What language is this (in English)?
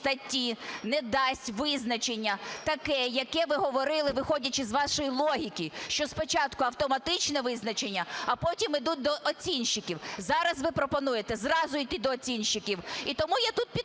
Ukrainian